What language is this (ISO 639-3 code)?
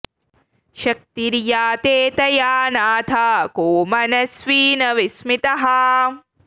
san